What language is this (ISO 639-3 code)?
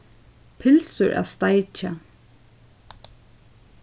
fao